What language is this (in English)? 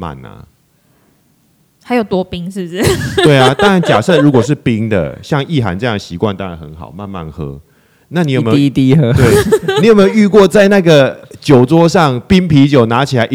Chinese